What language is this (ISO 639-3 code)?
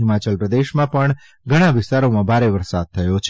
guj